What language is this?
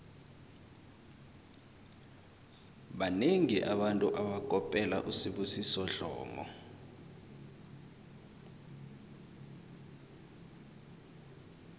South Ndebele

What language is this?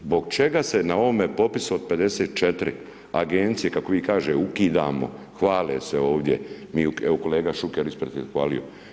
Croatian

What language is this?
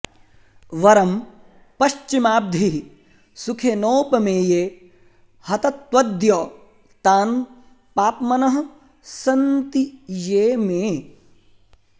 Sanskrit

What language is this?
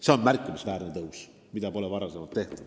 Estonian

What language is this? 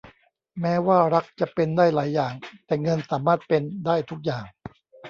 Thai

